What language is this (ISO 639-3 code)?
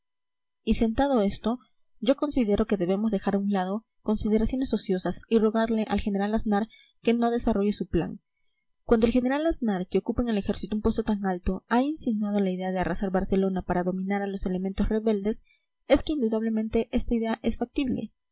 spa